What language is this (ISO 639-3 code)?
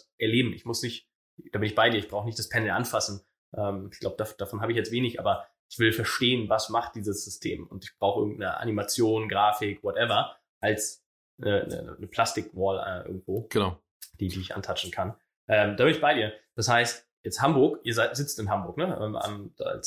deu